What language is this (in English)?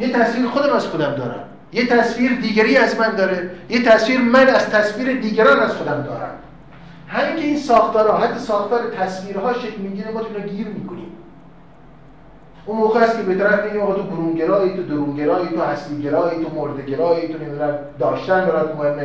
Persian